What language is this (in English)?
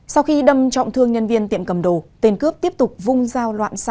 Vietnamese